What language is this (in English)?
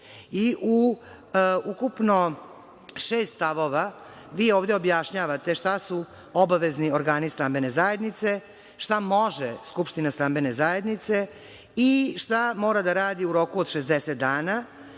Serbian